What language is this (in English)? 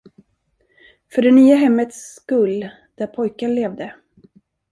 Swedish